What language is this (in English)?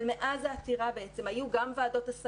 Hebrew